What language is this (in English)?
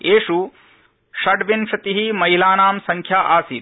Sanskrit